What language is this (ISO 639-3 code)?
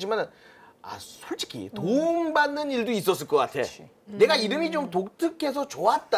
kor